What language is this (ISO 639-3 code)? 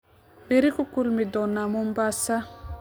som